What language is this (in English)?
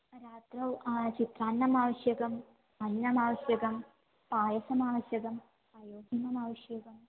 Sanskrit